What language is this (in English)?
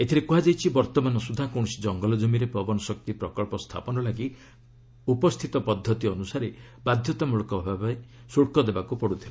Odia